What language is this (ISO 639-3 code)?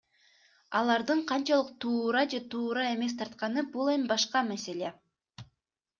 kir